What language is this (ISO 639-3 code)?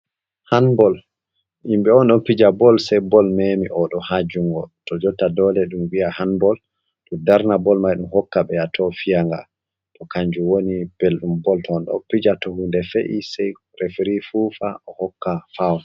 ful